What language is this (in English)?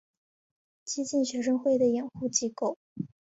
Chinese